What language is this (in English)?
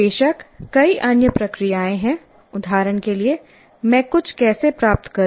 Hindi